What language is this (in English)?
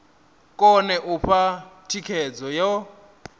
Venda